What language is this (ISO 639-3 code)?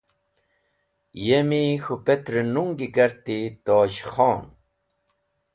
wbl